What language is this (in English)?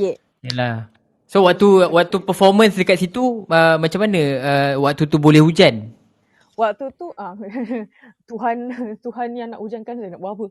Malay